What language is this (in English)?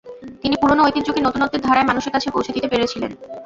Bangla